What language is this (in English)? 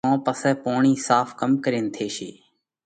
Parkari Koli